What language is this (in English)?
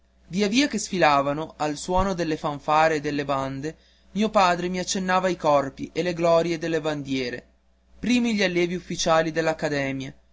Italian